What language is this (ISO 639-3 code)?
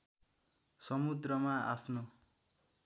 nep